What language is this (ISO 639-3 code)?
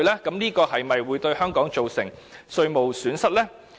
yue